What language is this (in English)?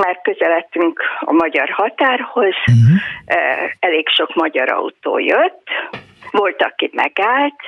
Hungarian